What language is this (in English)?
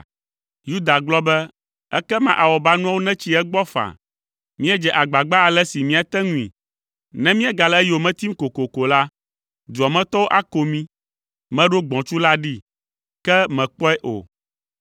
Ewe